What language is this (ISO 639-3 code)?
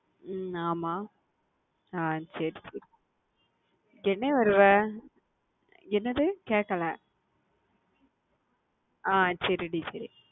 tam